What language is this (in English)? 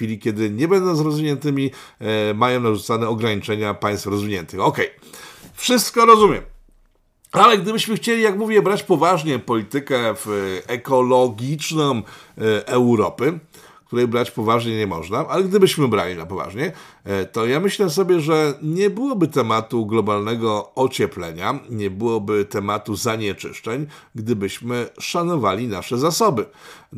Polish